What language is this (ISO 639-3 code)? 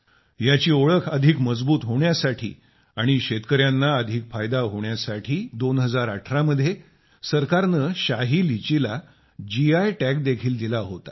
mar